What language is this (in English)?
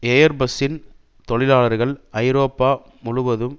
Tamil